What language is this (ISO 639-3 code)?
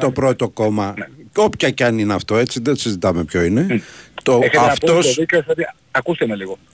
ell